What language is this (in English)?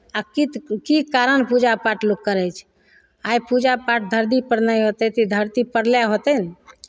Maithili